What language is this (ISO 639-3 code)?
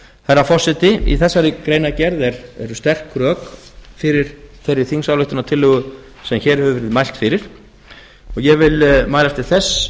isl